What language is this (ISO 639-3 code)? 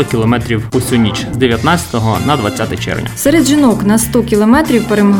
ukr